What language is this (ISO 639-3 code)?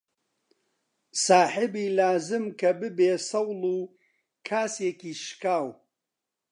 ckb